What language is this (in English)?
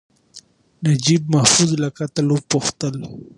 Pashto